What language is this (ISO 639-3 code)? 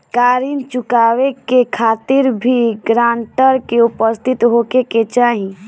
bho